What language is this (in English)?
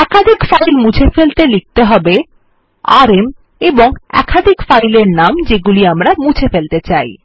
Bangla